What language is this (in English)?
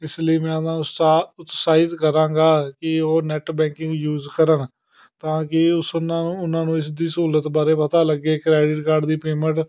Punjabi